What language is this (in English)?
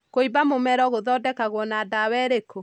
Kikuyu